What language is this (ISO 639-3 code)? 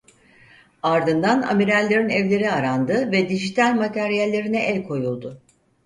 tur